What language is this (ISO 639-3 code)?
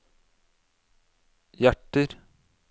nor